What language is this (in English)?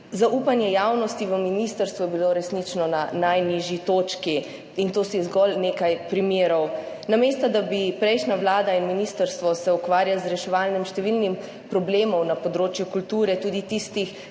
Slovenian